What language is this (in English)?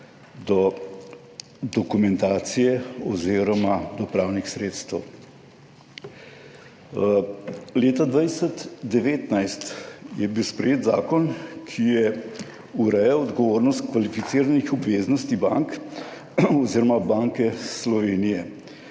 Slovenian